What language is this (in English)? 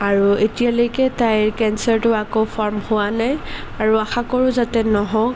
Assamese